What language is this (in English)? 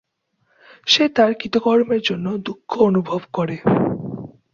Bangla